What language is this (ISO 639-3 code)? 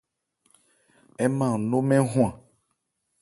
ebr